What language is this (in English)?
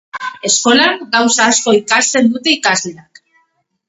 Basque